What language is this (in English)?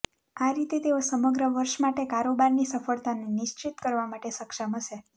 Gujarati